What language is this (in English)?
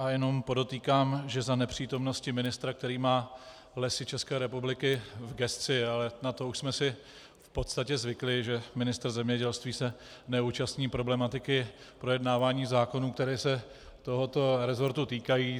Czech